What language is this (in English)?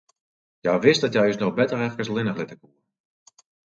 Western Frisian